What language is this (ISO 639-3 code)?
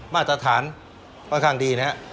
tha